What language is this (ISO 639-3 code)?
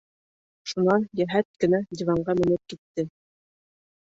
bak